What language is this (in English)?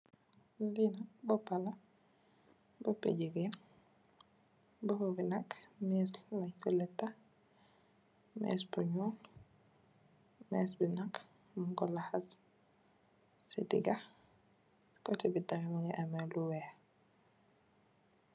Wolof